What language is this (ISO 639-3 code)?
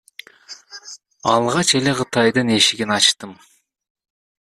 kir